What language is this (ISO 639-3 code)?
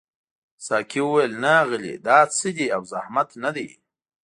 pus